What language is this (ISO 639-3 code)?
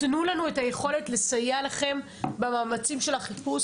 heb